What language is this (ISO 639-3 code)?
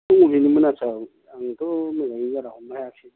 brx